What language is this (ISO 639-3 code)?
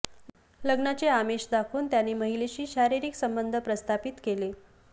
mar